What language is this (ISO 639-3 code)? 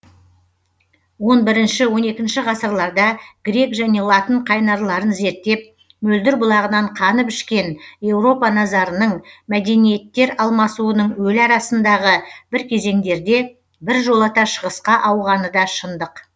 kaz